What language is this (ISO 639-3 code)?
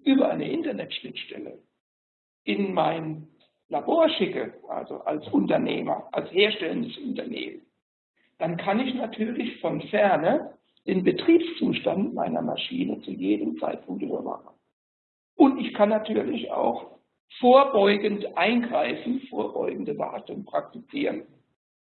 deu